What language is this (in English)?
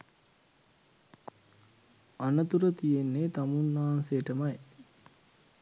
Sinhala